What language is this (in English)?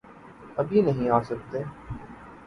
Urdu